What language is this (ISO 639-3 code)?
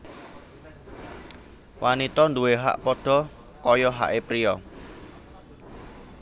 jav